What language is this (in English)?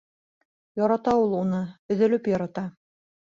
Bashkir